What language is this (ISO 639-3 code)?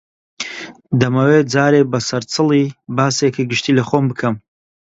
ckb